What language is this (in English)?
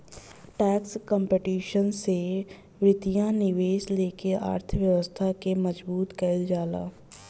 Bhojpuri